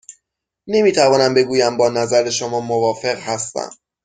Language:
Persian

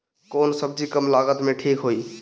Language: Bhojpuri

